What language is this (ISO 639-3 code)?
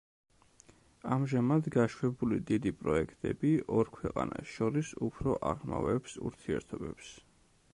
kat